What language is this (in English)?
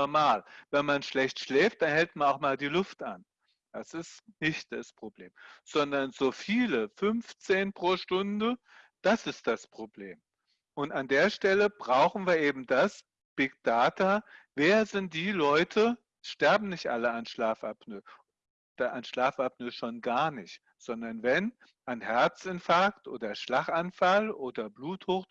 German